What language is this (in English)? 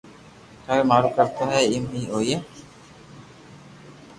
Loarki